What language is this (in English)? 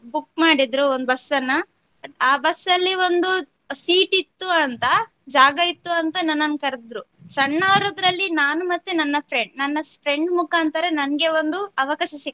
Kannada